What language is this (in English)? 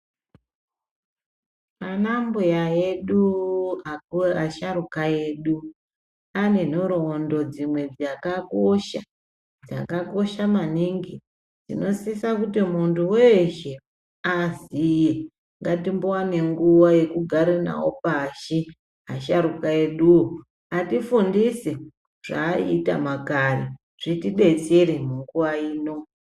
Ndau